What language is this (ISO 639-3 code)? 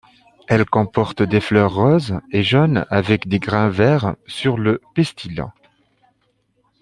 fra